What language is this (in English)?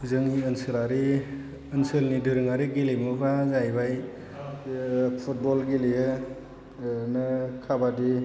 Bodo